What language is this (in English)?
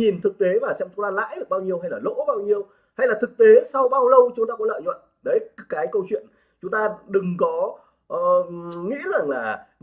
Vietnamese